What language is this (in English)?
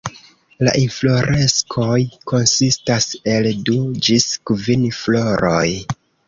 Esperanto